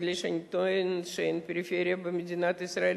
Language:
Hebrew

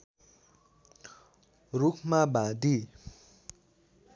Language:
Nepali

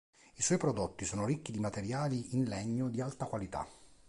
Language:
Italian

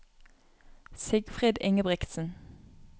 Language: Norwegian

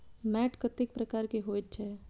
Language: Maithili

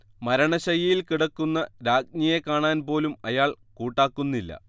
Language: Malayalam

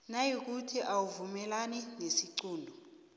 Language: South Ndebele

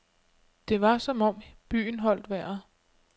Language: Danish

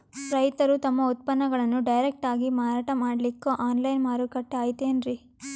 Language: Kannada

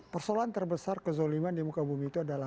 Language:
Indonesian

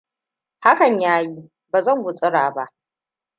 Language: Hausa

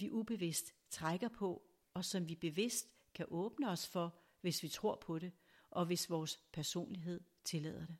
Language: Danish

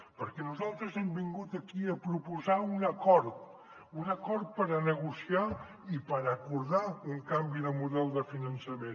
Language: Catalan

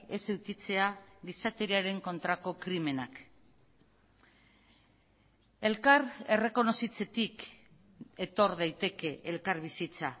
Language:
Basque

